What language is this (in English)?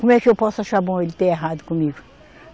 Portuguese